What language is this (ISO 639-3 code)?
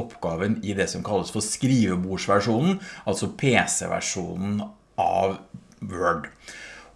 nor